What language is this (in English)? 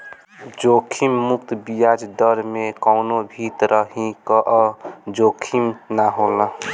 Bhojpuri